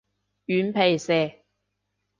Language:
Cantonese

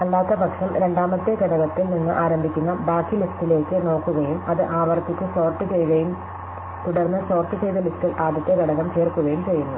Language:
Malayalam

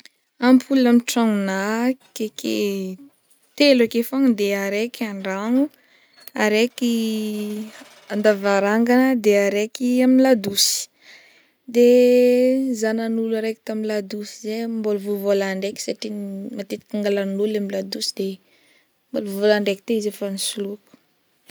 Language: Northern Betsimisaraka Malagasy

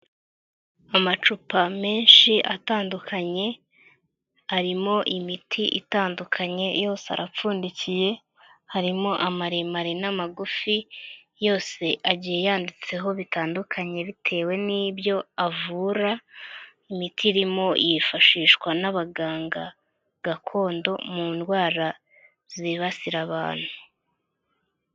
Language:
Kinyarwanda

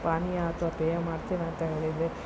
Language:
Kannada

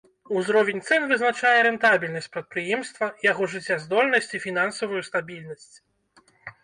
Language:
Belarusian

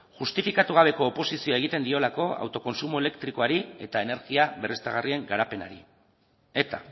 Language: Basque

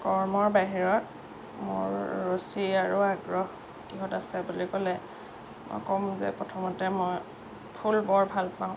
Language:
Assamese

